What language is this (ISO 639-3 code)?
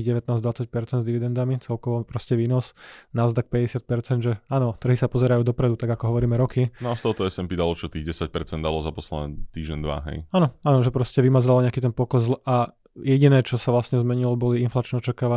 slk